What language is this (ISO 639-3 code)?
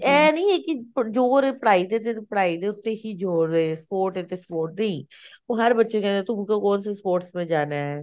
pan